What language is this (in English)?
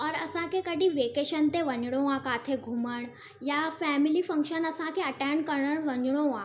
Sindhi